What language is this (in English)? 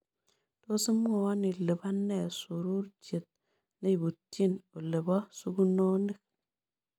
Kalenjin